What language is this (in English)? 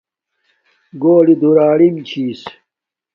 Domaaki